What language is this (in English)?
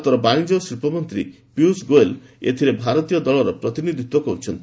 Odia